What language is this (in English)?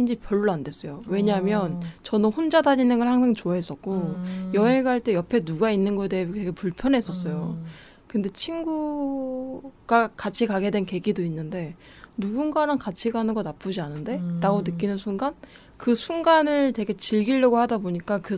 Korean